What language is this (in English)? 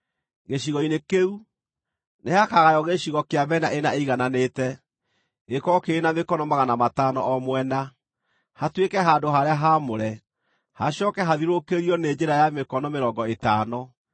Kikuyu